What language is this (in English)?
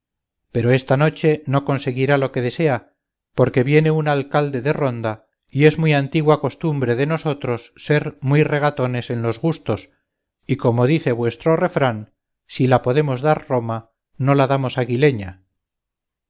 Spanish